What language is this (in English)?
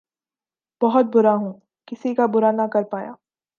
Urdu